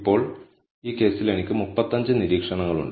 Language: Malayalam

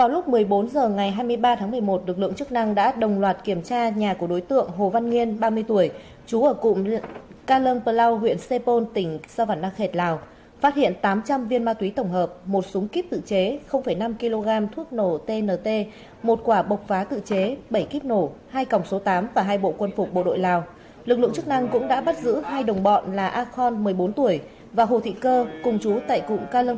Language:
Vietnamese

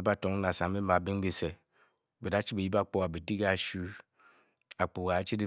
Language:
Bokyi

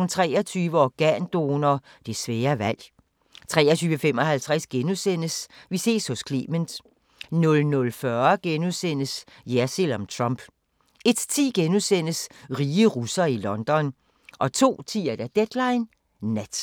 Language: Danish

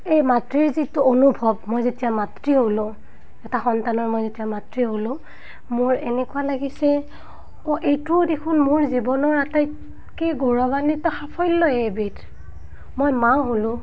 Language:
Assamese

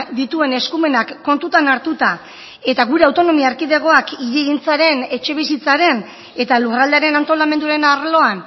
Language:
Basque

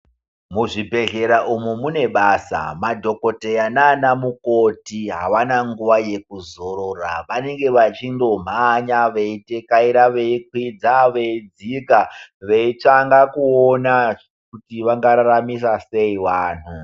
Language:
Ndau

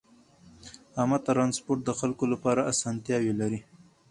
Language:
Pashto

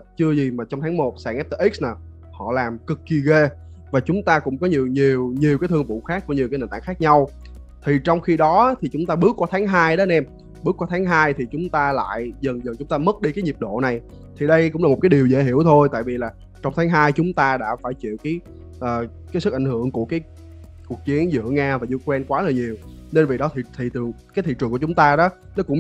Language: Vietnamese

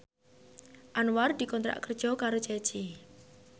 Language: Javanese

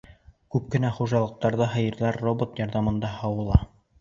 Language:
Bashkir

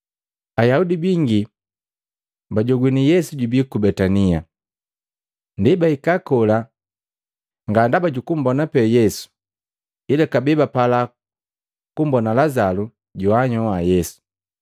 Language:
Matengo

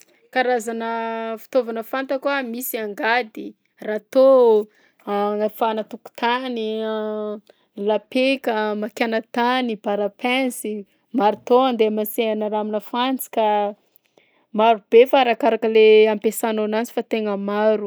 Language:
Southern Betsimisaraka Malagasy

